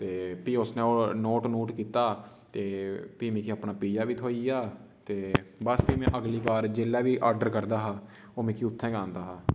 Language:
Dogri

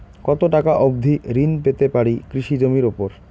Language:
Bangla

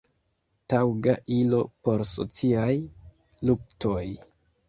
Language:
Esperanto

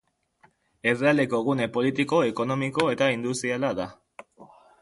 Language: Basque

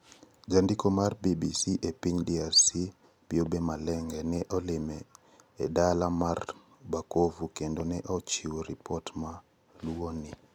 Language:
Luo (Kenya and Tanzania)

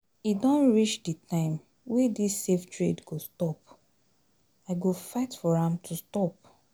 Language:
Nigerian Pidgin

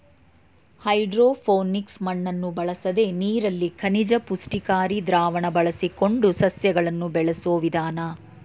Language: Kannada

